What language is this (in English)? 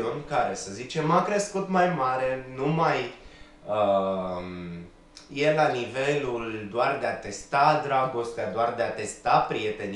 Romanian